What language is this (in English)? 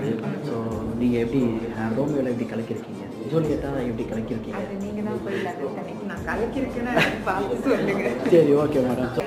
Indonesian